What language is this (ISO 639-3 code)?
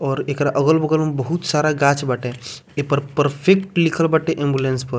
bho